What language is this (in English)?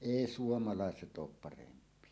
Finnish